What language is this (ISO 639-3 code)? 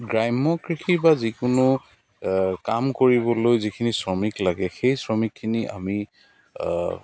asm